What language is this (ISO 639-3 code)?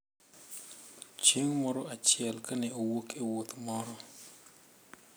luo